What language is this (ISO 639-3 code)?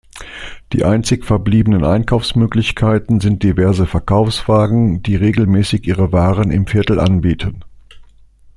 deu